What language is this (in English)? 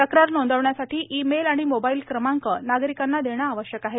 Marathi